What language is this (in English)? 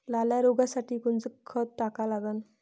Marathi